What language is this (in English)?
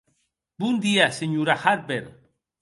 Occitan